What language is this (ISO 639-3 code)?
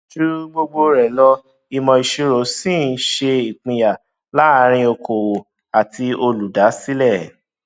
yor